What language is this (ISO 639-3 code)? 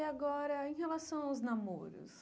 por